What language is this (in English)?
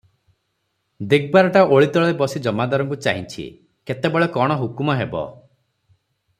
Odia